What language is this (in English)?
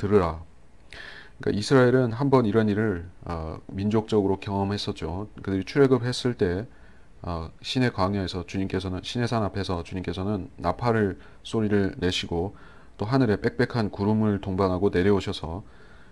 Korean